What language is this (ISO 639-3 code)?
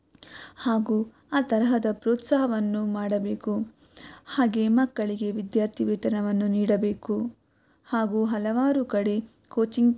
kan